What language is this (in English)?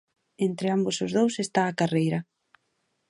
Galician